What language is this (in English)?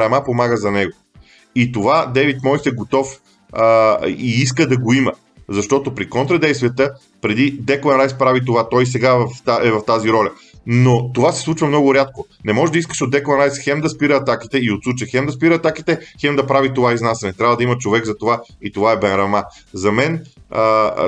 Bulgarian